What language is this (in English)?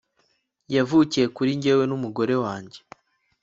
Kinyarwanda